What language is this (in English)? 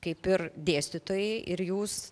Lithuanian